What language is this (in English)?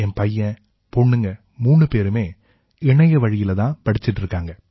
Tamil